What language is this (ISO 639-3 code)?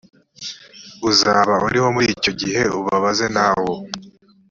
kin